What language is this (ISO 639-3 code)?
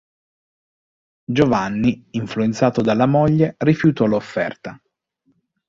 ita